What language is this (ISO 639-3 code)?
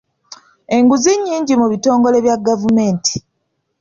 lug